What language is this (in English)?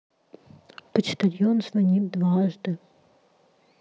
Russian